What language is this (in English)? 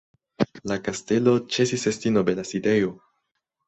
Esperanto